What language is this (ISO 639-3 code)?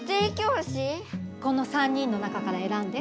jpn